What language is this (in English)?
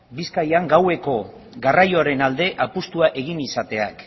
Basque